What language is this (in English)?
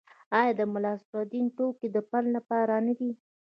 Pashto